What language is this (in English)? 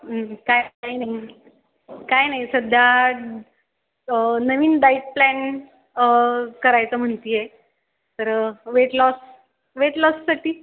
Marathi